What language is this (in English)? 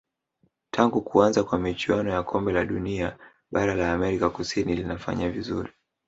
Swahili